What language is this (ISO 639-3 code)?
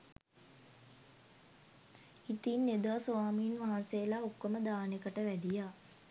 sin